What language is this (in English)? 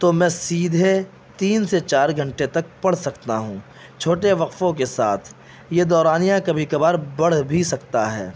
Urdu